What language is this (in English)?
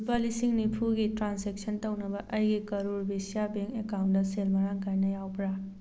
Manipuri